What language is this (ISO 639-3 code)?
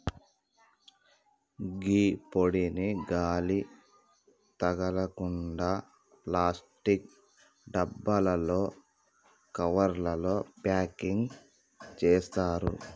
tel